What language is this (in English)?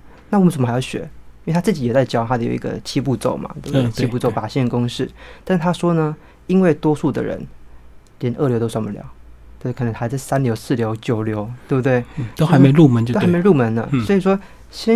Chinese